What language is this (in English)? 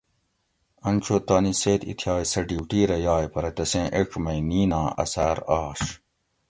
Gawri